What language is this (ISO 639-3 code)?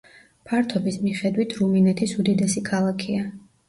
kat